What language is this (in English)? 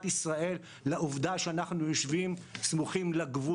Hebrew